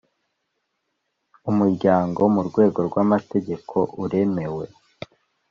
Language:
Kinyarwanda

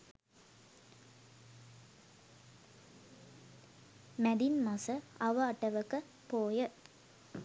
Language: Sinhala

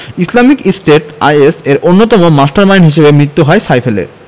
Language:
Bangla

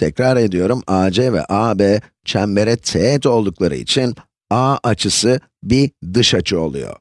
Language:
Turkish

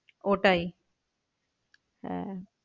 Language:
Bangla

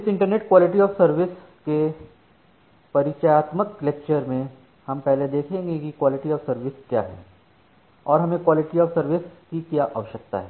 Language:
Hindi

